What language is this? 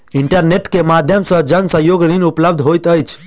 Maithili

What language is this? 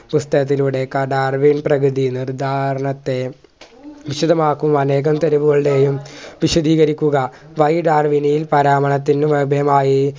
Malayalam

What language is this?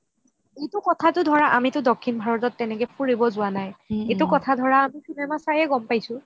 Assamese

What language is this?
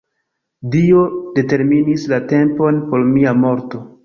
Esperanto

